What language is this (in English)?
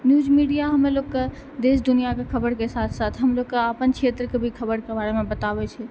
Maithili